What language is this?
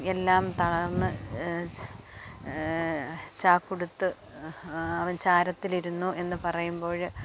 Malayalam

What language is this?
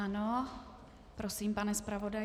Czech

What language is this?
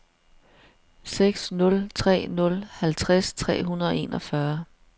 Danish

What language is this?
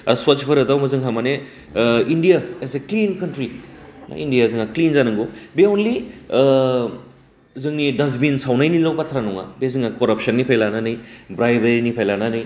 Bodo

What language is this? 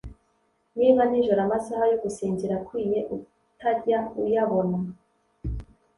Kinyarwanda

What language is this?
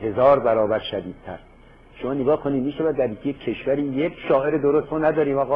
Persian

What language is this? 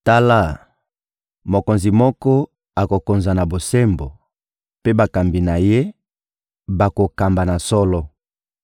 Lingala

